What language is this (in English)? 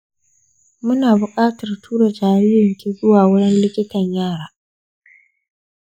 Hausa